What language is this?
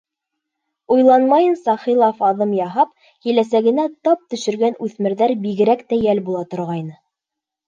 Bashkir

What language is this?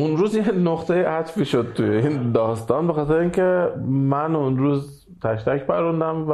Persian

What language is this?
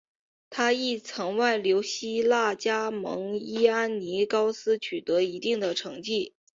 Chinese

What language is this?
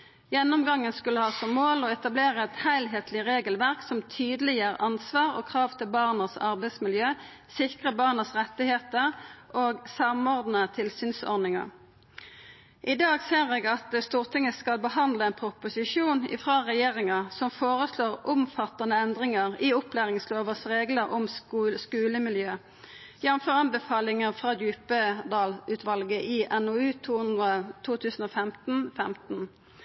Norwegian Nynorsk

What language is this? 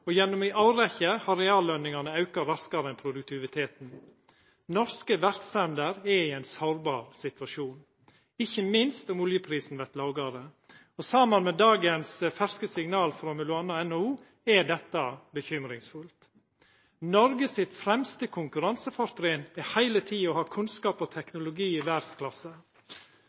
Norwegian Nynorsk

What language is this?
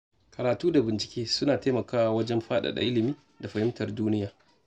Hausa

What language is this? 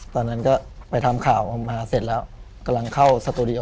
Thai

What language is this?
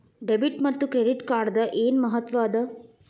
Kannada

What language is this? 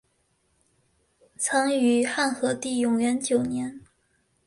Chinese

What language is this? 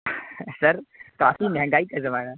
Urdu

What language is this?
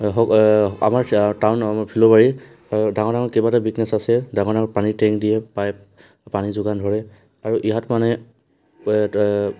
Assamese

